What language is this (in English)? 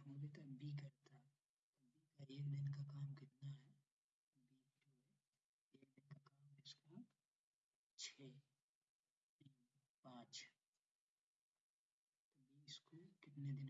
Hindi